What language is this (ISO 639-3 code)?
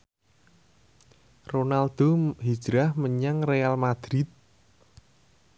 jav